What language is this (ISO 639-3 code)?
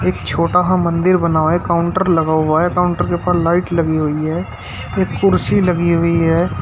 hin